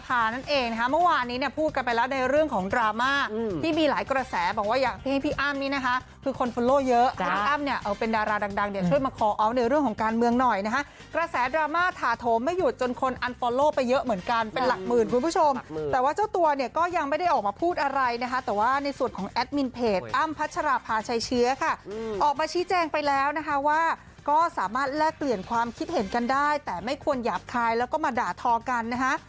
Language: Thai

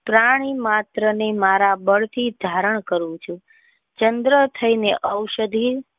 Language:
Gujarati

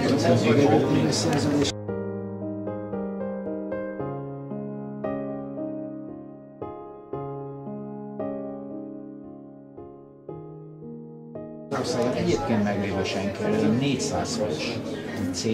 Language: Hungarian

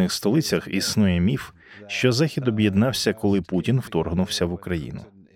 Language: Ukrainian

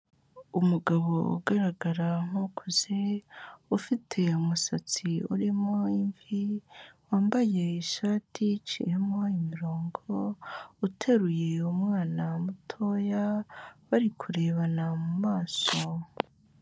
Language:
Kinyarwanda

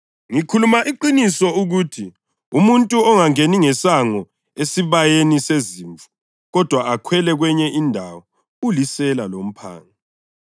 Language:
North Ndebele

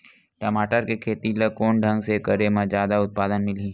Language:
Chhattisgarhi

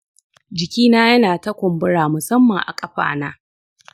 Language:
Hausa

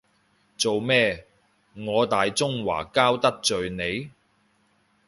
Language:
Cantonese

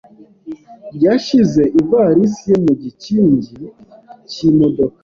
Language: Kinyarwanda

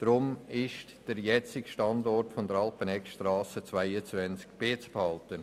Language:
Swiss German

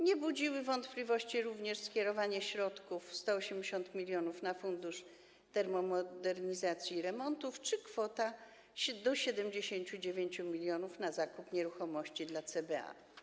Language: Polish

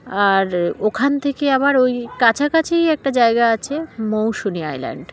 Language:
Bangla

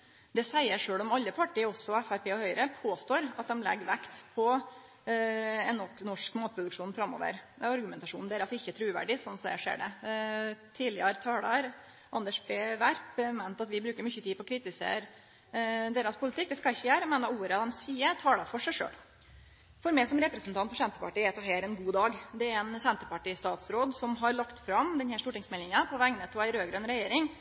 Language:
Norwegian Nynorsk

